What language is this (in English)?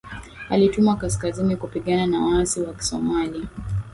Swahili